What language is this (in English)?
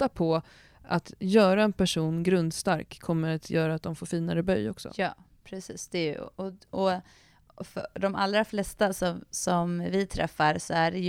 Swedish